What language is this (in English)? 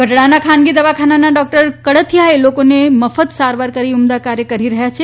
Gujarati